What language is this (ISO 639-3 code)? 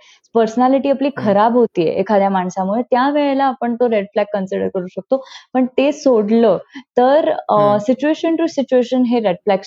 mar